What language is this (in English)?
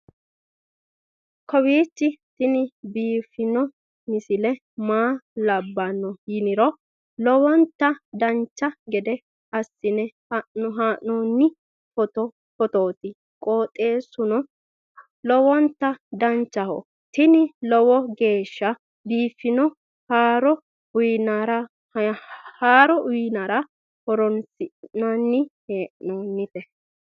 Sidamo